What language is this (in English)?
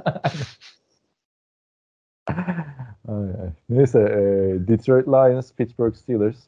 Turkish